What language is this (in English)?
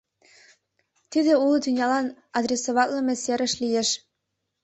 Mari